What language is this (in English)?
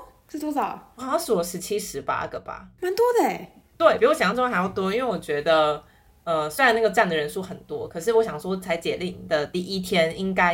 Chinese